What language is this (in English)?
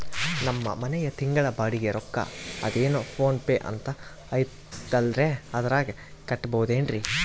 Kannada